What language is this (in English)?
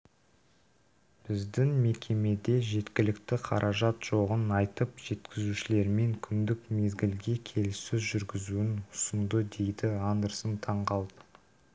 Kazakh